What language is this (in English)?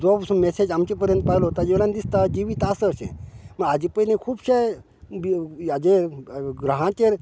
Konkani